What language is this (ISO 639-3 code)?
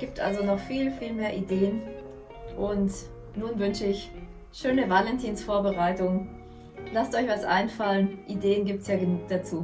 deu